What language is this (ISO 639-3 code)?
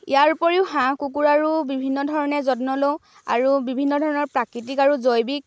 asm